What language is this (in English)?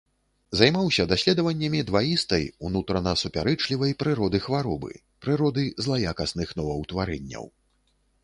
Belarusian